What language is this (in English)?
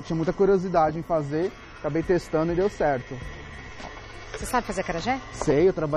Portuguese